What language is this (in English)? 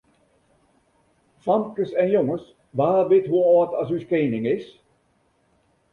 Western Frisian